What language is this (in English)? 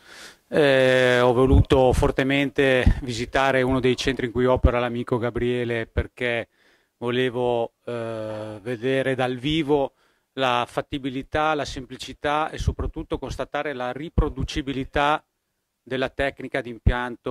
Italian